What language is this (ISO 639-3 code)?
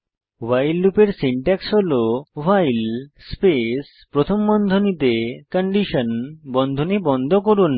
ben